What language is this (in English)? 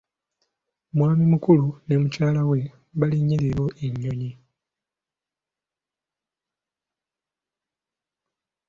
Ganda